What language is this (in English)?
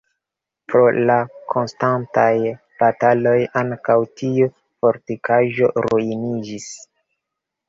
Esperanto